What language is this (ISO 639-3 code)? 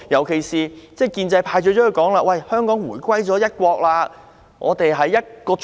yue